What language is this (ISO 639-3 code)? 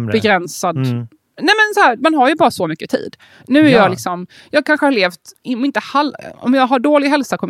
swe